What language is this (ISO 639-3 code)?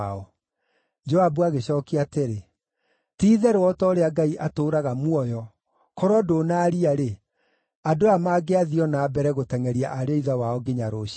kik